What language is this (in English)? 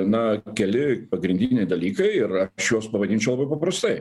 Lithuanian